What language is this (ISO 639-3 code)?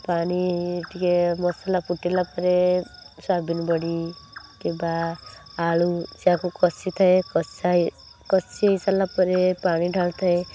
ori